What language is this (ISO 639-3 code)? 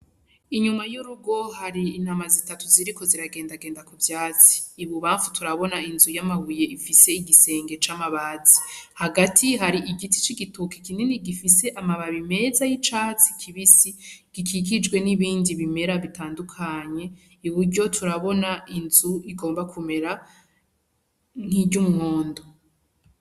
run